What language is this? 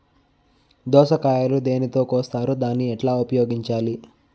Telugu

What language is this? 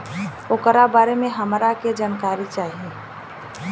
Bhojpuri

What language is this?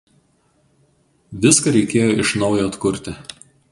Lithuanian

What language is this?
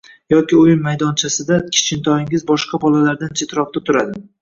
Uzbek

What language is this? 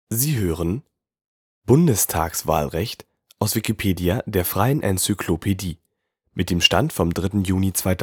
German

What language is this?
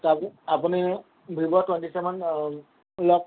Assamese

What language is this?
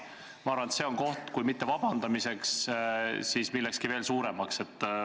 Estonian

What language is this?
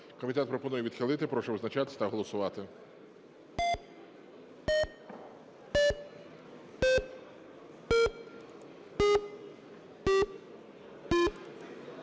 Ukrainian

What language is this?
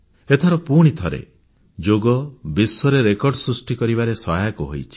Odia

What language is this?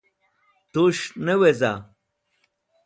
Wakhi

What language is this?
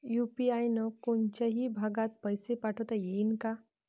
Marathi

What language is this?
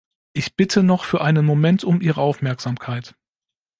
German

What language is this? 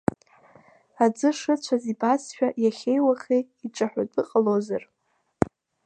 Abkhazian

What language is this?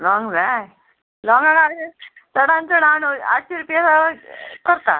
Konkani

